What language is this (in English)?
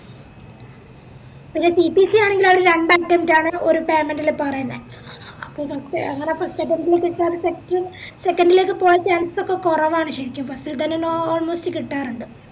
Malayalam